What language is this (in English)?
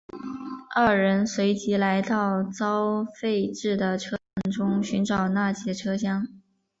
Chinese